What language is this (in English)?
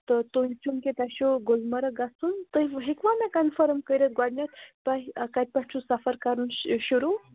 Kashmiri